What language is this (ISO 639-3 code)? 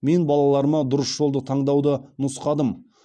kaz